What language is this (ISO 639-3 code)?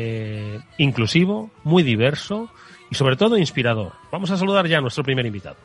spa